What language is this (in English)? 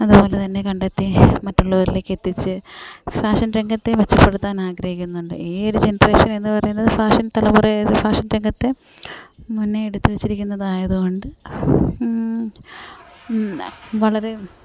Malayalam